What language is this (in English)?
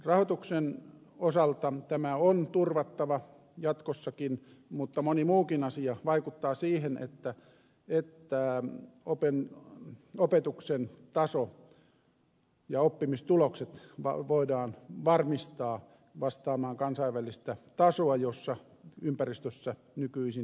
Finnish